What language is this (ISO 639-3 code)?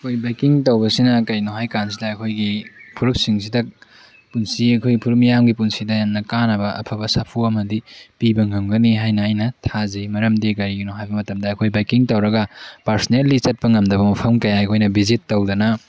mni